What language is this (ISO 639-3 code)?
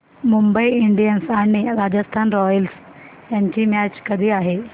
mar